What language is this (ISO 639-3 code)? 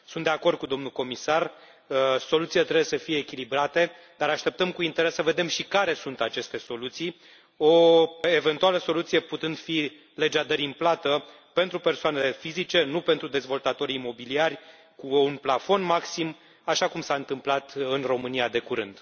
ron